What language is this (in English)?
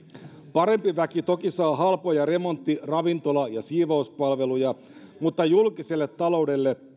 Finnish